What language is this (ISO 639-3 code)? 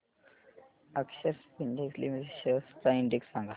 mar